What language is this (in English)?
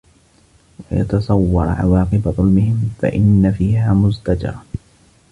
Arabic